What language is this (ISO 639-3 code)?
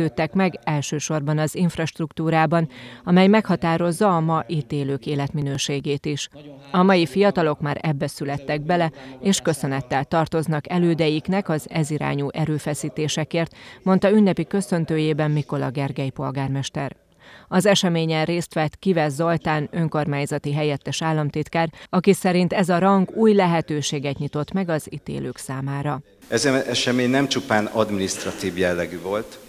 hun